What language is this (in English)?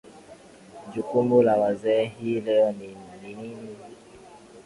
Swahili